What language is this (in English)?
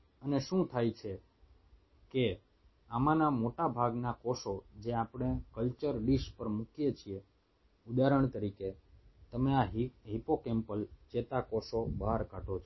Gujarati